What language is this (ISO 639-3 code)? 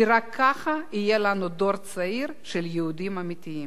heb